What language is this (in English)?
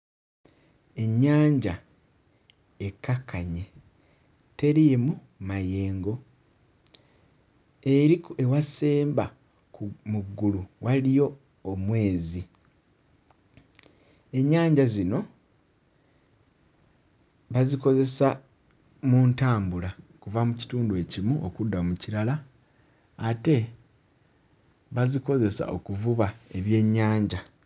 Ganda